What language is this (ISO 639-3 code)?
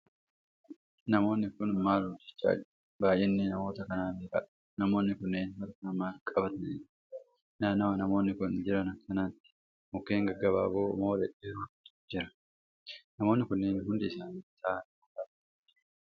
orm